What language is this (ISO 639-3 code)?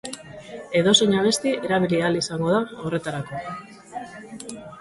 eus